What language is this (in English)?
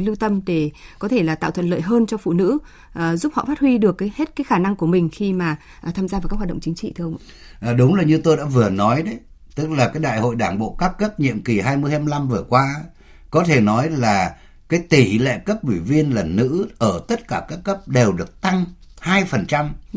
Vietnamese